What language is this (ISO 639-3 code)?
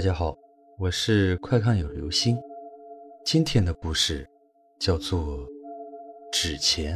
zho